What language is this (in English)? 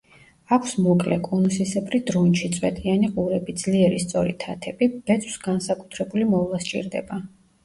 Georgian